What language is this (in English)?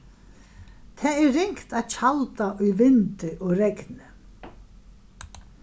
Faroese